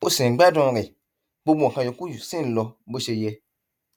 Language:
Yoruba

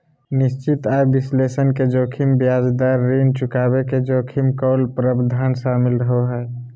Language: Magahi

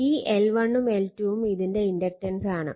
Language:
Malayalam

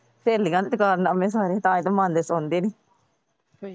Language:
Punjabi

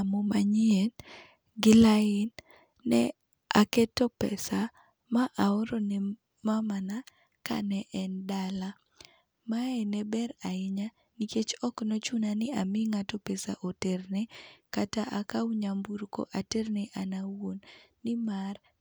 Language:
Luo (Kenya and Tanzania)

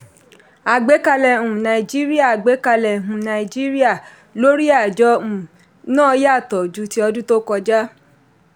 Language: Yoruba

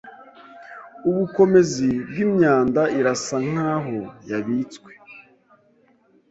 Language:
Kinyarwanda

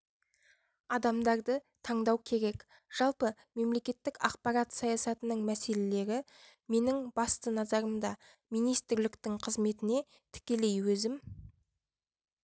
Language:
Kazakh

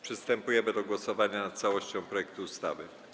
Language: Polish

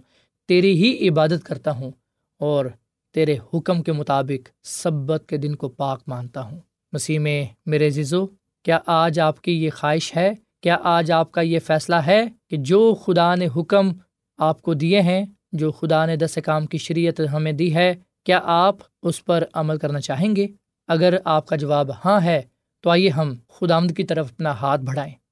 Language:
Urdu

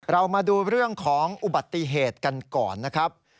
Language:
Thai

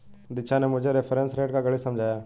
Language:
Hindi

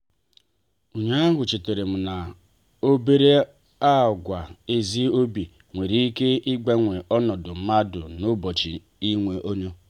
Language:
Igbo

